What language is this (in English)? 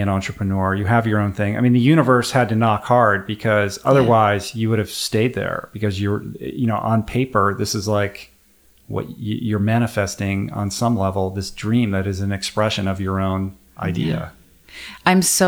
English